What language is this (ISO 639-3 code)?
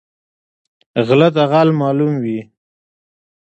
pus